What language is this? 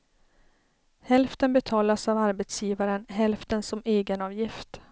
Swedish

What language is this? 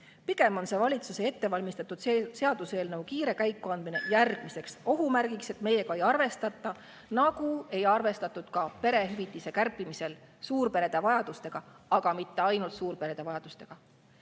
Estonian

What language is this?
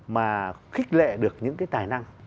Vietnamese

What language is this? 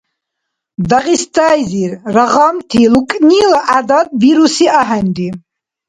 Dargwa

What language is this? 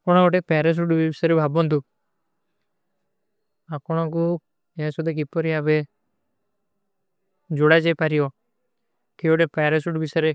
Kui (India)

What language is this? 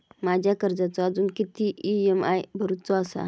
Marathi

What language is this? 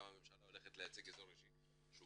Hebrew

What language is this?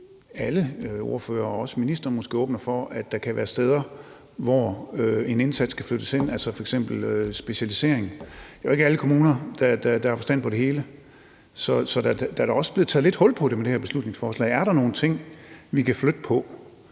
Danish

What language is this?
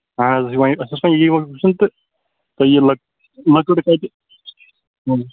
Kashmiri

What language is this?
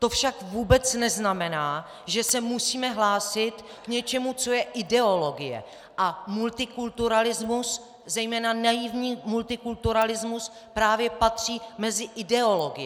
Czech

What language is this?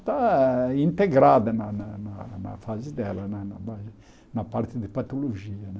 Portuguese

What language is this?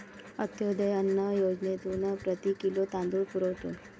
Marathi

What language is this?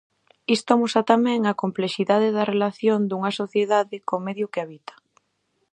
Galician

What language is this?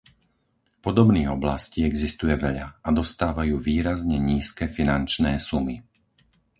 Slovak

